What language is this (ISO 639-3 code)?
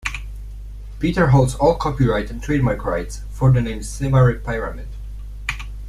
eng